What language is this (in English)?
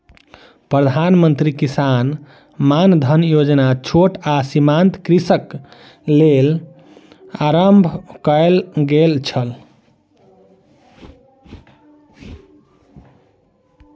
Maithili